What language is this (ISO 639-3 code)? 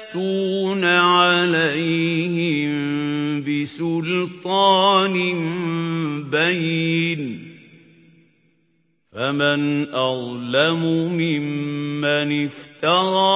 ara